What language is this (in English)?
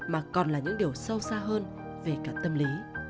Vietnamese